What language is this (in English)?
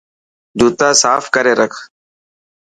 Dhatki